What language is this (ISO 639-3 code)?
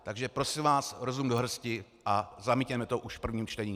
ces